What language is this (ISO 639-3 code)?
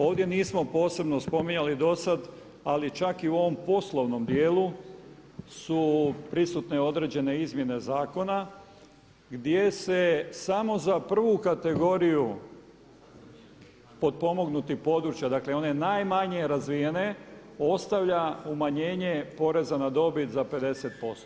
hrv